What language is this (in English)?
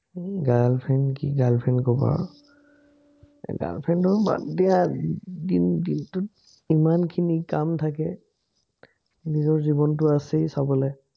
Assamese